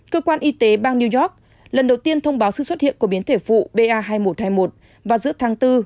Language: Vietnamese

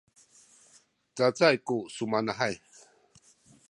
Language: Sakizaya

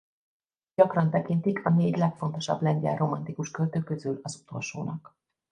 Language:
Hungarian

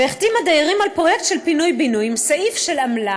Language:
Hebrew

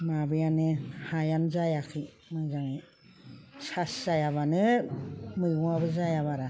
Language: Bodo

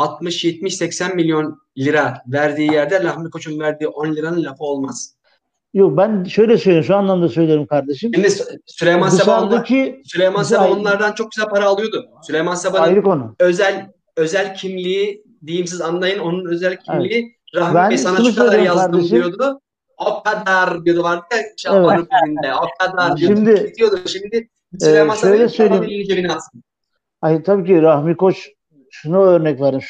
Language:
Turkish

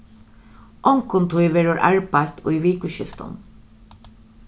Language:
Faroese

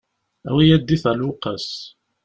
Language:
Kabyle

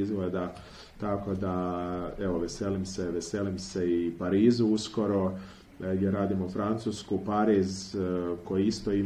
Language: Croatian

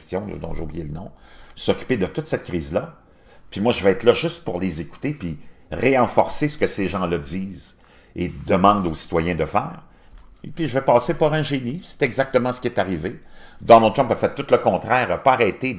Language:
French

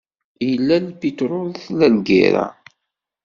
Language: Kabyle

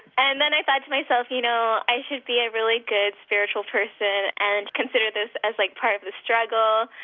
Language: English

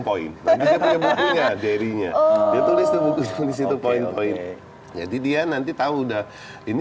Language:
Indonesian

